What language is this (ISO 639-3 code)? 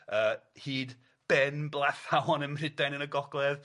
cym